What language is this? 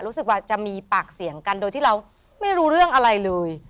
Thai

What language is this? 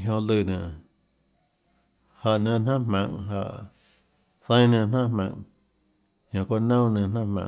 Tlacoatzintepec Chinantec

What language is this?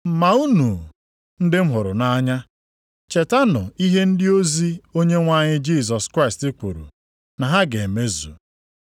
Igbo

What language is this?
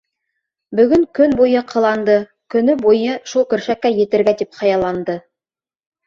Bashkir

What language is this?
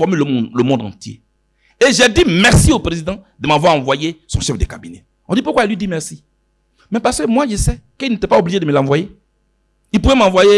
French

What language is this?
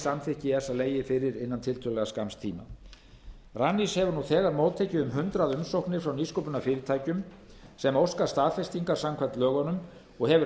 Icelandic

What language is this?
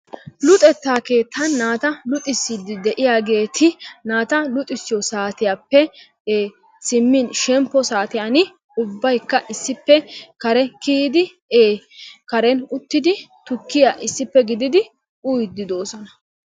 Wolaytta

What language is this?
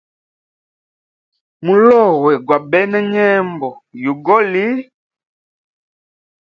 Hemba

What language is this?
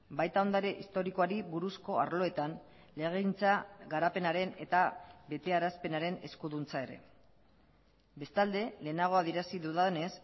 Basque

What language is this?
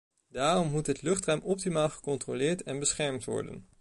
Dutch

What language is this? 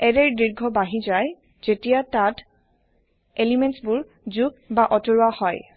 Assamese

